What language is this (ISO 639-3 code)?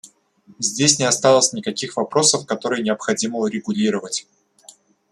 rus